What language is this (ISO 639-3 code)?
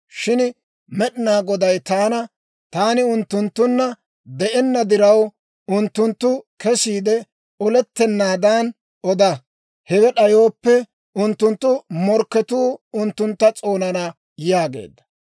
dwr